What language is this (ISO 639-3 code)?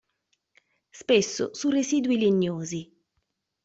ita